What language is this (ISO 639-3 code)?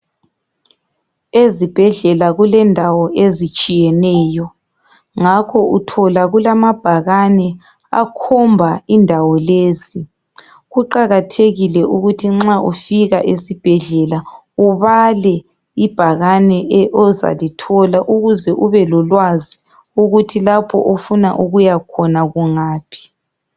nde